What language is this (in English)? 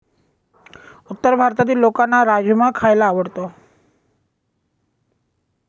Marathi